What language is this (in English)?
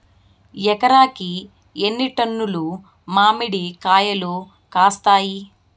Telugu